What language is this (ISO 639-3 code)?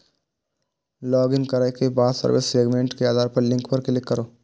mai